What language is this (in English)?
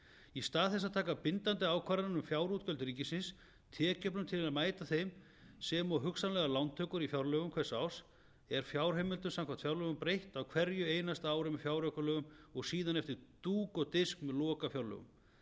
Icelandic